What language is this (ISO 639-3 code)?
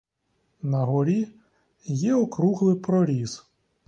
ukr